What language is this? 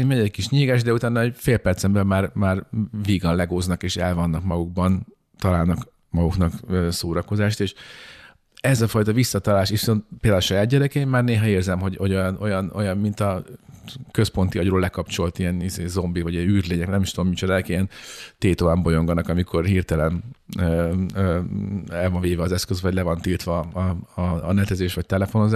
Hungarian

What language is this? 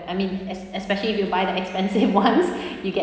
English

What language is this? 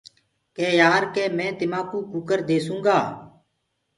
Gurgula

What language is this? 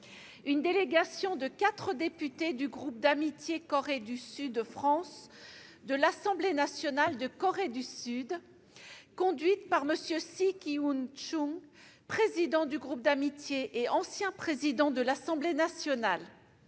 French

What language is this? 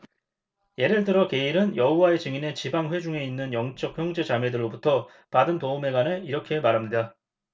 Korean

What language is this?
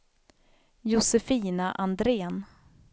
Swedish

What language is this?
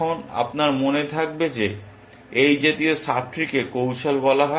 Bangla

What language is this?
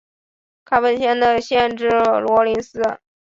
Chinese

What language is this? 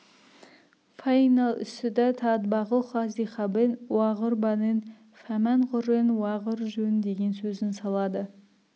Kazakh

